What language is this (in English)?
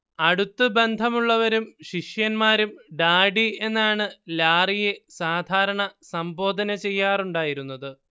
Malayalam